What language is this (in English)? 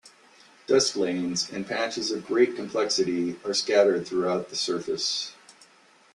English